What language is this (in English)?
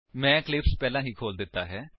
Punjabi